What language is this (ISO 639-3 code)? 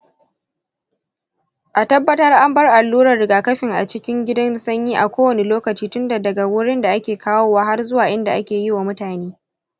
hau